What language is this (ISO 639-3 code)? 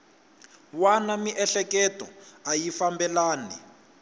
tso